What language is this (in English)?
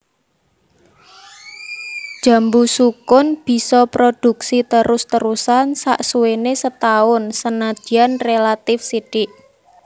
Javanese